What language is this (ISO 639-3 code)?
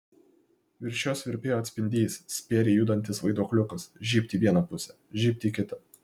lit